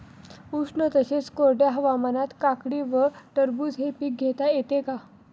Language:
Marathi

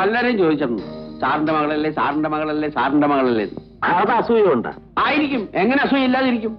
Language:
Arabic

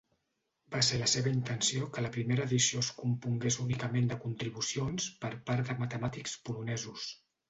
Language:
Catalan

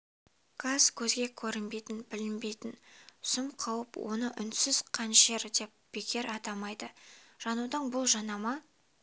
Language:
Kazakh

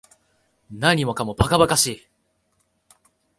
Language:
Japanese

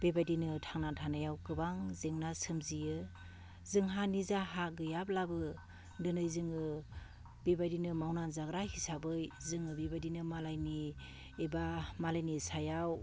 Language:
Bodo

